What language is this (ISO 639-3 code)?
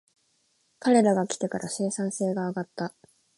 jpn